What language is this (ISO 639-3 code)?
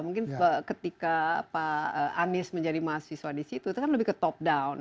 ind